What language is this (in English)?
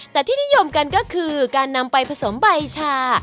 Thai